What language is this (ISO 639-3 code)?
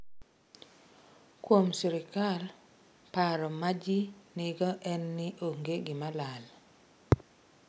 luo